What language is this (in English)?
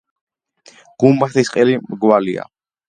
Georgian